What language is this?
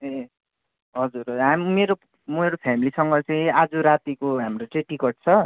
Nepali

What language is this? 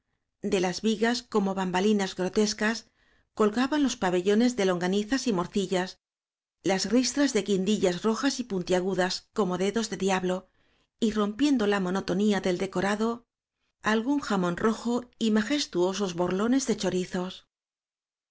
Spanish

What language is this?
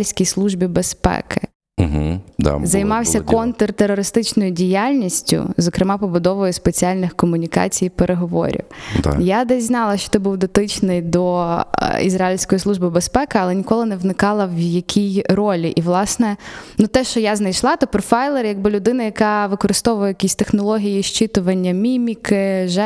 Ukrainian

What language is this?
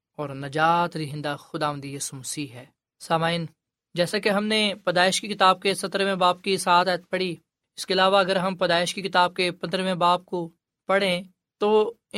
Urdu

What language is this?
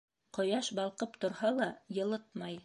Bashkir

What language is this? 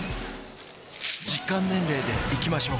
Japanese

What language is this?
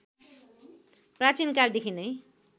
Nepali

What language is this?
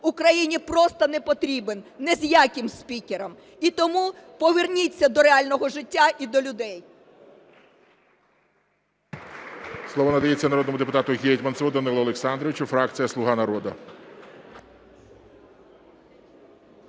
Ukrainian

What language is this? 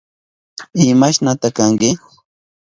Southern Pastaza Quechua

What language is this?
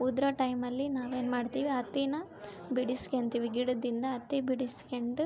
Kannada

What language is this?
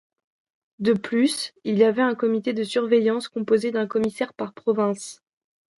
French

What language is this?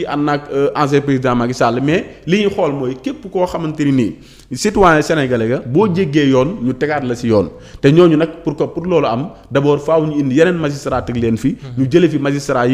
French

